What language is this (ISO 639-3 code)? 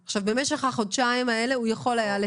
heb